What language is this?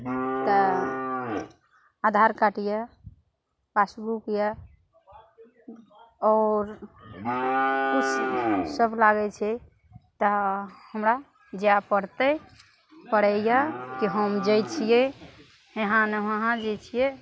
Maithili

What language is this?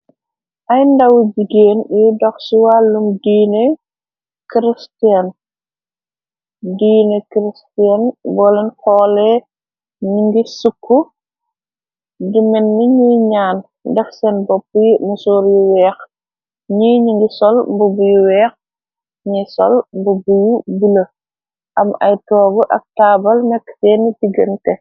Wolof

